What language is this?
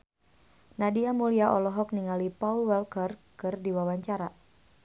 Sundanese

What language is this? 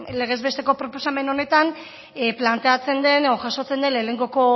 Basque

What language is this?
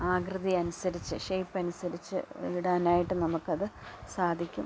Malayalam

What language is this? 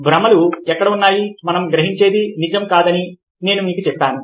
Telugu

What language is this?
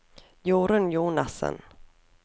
Norwegian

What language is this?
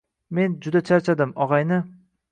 Uzbek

